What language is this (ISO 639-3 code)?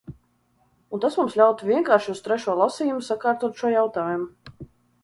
lav